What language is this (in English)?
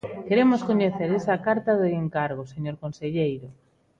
Galician